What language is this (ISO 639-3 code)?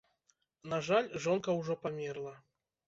bel